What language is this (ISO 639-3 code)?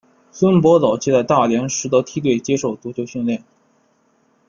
zho